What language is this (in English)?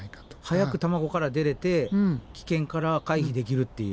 Japanese